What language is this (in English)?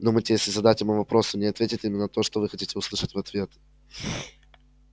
Russian